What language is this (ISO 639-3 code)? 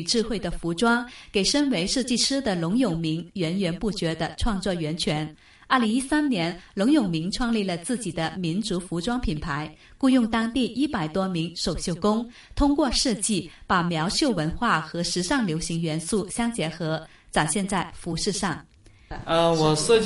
zho